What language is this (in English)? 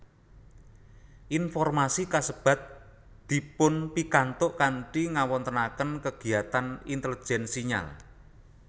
Javanese